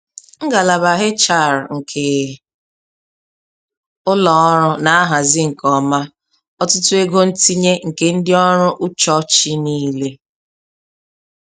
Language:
Igbo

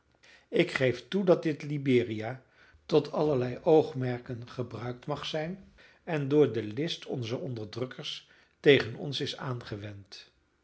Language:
Dutch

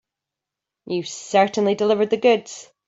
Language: English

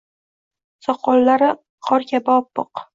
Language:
Uzbek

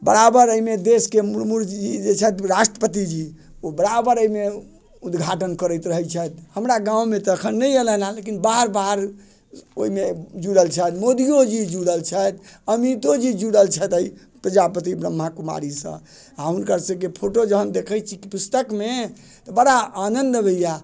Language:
Maithili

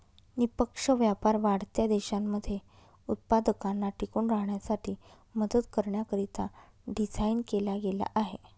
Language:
Marathi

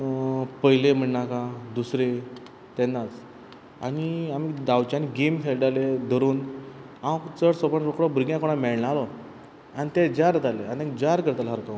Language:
Konkani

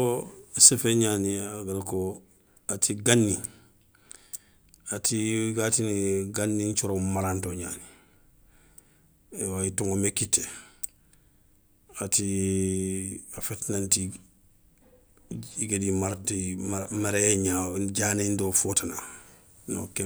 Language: Soninke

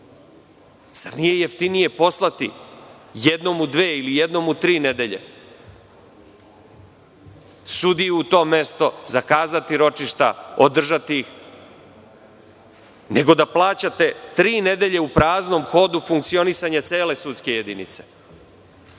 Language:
Serbian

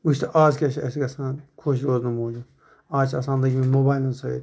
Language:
Kashmiri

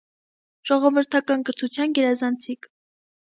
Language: Armenian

